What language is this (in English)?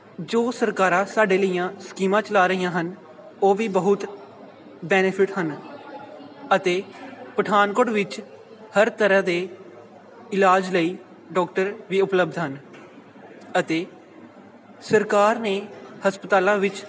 Punjabi